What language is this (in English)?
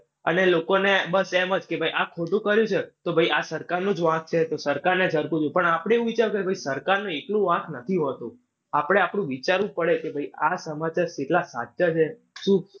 Gujarati